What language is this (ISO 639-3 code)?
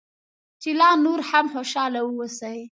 pus